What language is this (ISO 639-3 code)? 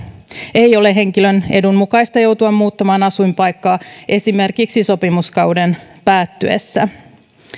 fin